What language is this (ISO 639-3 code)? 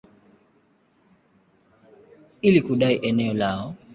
swa